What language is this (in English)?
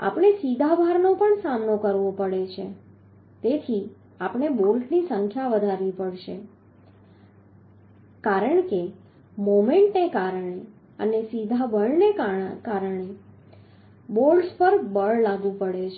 Gujarati